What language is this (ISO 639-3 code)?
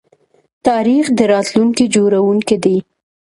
pus